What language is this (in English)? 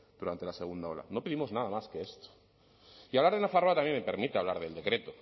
Spanish